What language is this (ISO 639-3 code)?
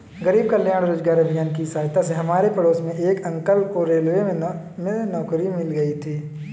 hin